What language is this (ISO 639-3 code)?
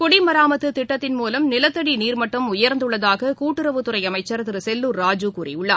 tam